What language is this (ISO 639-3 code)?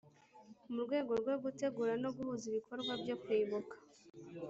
kin